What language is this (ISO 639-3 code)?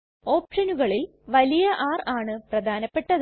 mal